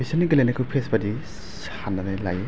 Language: Bodo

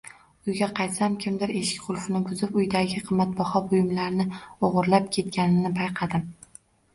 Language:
Uzbek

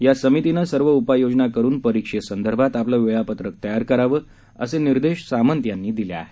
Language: Marathi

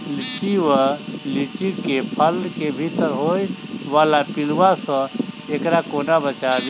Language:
Maithili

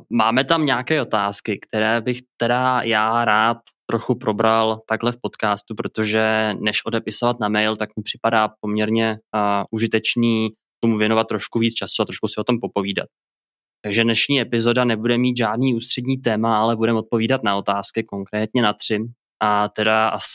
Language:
Czech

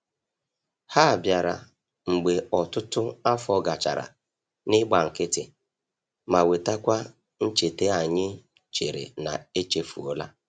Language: Igbo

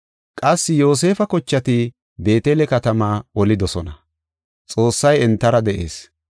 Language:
Gofa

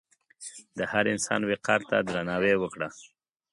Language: Pashto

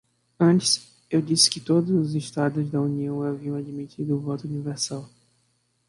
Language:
Portuguese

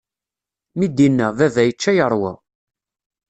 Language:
Kabyle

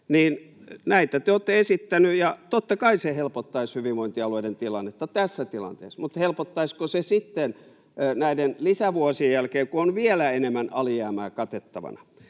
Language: Finnish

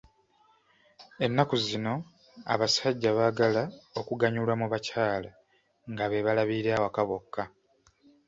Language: Ganda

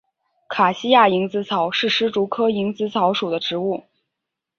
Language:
Chinese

